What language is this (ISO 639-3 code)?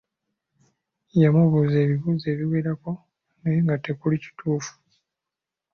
lug